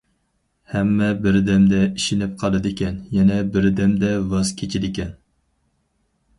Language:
Uyghur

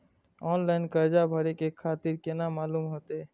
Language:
Maithili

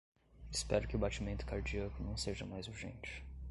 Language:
Portuguese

